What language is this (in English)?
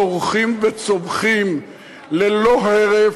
Hebrew